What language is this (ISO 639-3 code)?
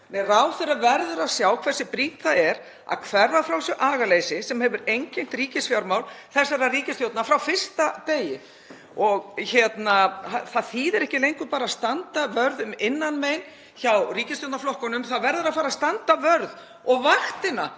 isl